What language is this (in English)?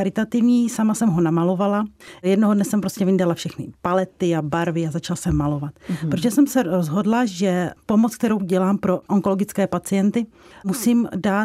Czech